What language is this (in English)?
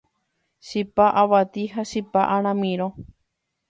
Guarani